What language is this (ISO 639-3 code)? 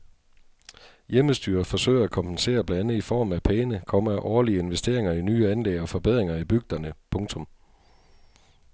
dan